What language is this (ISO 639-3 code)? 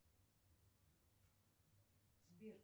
rus